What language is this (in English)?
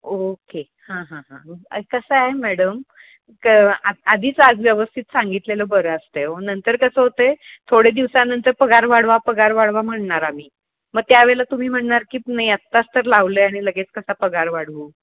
Marathi